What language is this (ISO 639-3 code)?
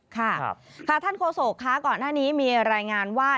tha